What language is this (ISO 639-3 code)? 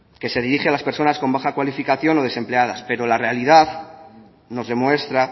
spa